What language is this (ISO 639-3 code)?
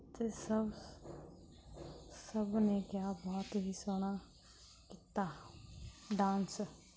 pan